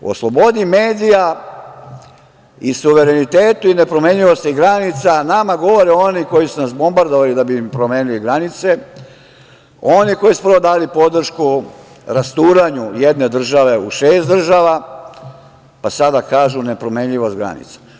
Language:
Serbian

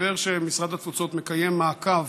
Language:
Hebrew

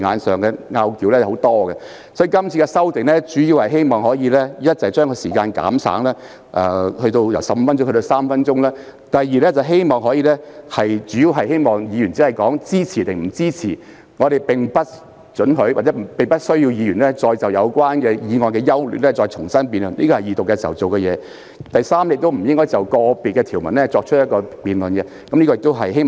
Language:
Cantonese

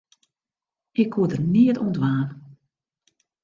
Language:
Western Frisian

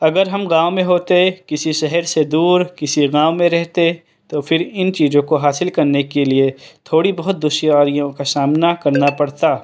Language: Urdu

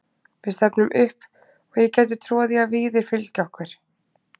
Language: Icelandic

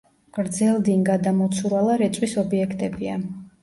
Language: Georgian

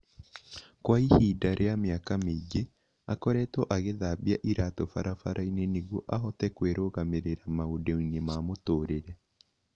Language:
Kikuyu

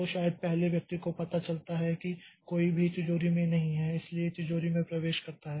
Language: Hindi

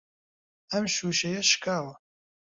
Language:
Central Kurdish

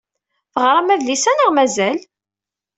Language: Kabyle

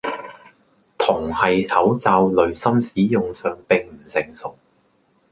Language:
Cantonese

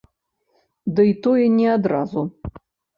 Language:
Belarusian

